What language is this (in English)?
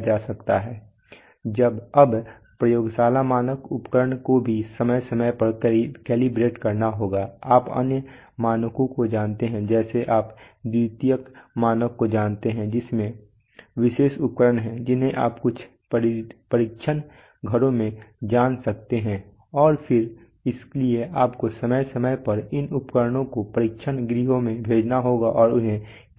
Hindi